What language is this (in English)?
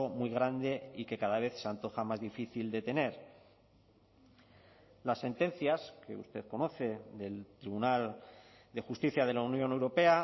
Spanish